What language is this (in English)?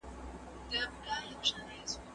Pashto